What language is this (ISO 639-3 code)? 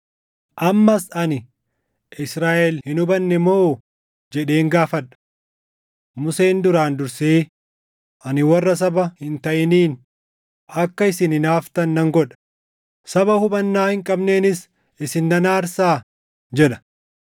orm